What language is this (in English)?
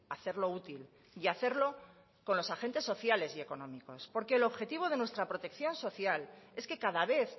Spanish